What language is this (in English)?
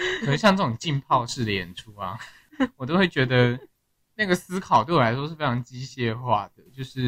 Chinese